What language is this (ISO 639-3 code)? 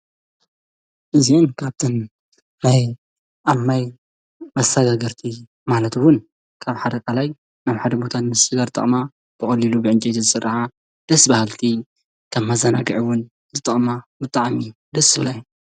tir